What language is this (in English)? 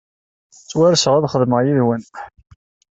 Kabyle